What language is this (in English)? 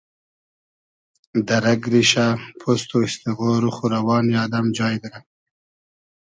Hazaragi